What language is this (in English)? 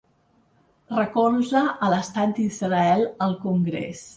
Catalan